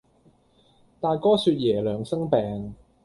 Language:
Cantonese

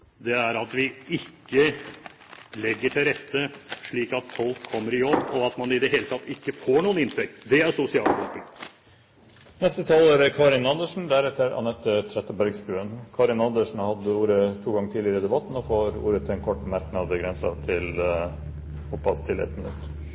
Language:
Norwegian Bokmål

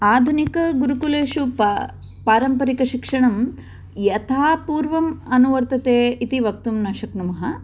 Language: Sanskrit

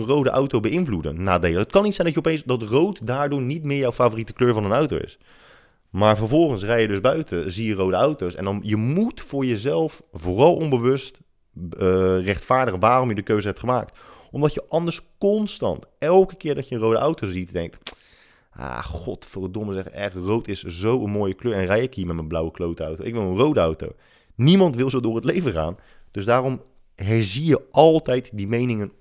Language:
Dutch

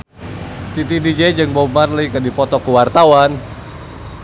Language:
Sundanese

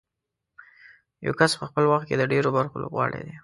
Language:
Pashto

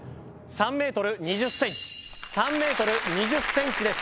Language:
Japanese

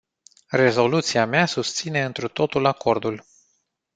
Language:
Romanian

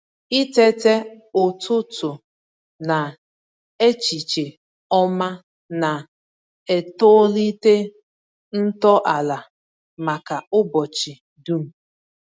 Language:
Igbo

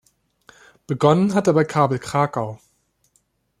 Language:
German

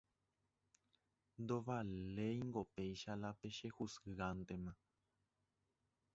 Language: Guarani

